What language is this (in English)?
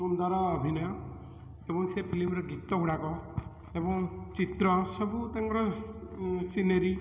Odia